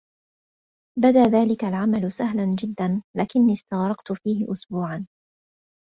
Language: Arabic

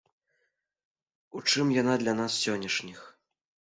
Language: Belarusian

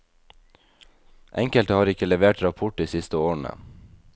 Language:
Norwegian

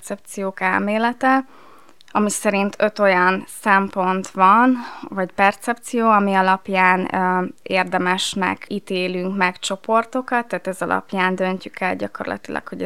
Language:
Hungarian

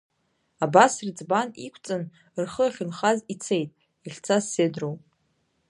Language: Abkhazian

